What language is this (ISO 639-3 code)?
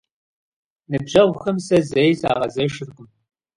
kbd